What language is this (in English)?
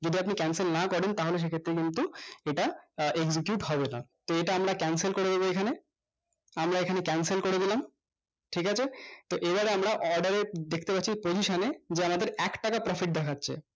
Bangla